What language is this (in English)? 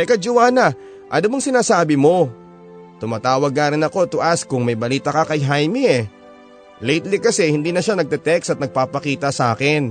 Filipino